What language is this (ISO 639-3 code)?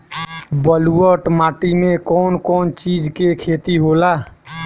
bho